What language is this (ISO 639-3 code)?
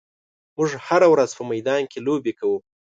pus